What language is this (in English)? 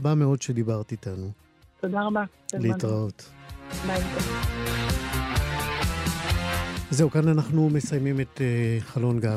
Hebrew